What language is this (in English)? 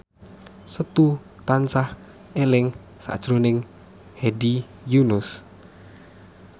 Javanese